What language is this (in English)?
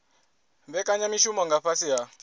Venda